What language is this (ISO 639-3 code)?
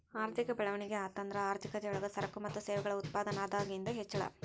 kan